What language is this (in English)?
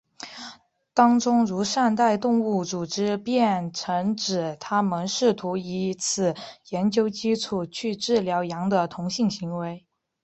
Chinese